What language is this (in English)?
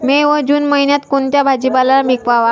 Marathi